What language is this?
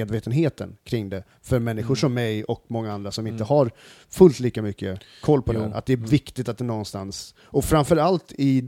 Swedish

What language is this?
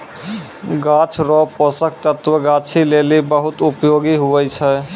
Maithili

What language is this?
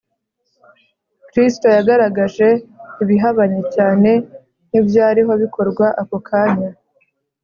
Kinyarwanda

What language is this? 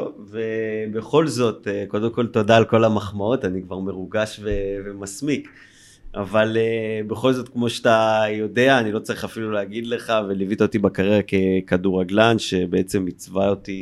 Hebrew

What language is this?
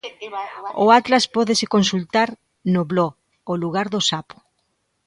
Galician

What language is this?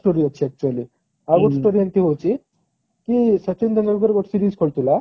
Odia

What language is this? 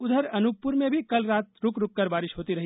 Hindi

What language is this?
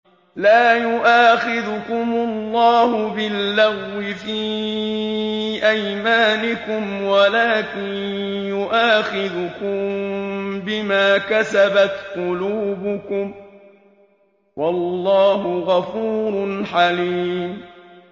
Arabic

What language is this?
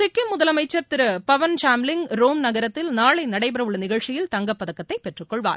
Tamil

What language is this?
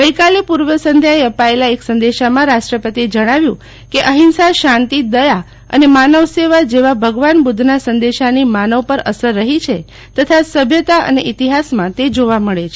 Gujarati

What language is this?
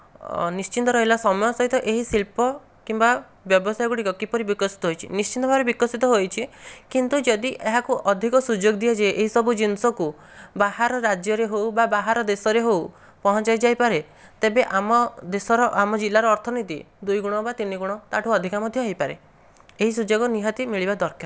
Odia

